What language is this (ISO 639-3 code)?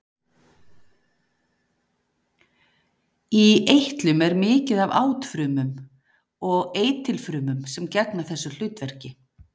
isl